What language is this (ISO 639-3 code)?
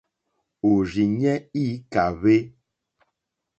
bri